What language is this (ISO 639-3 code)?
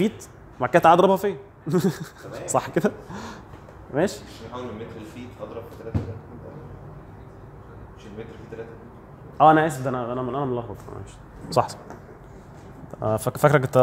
ara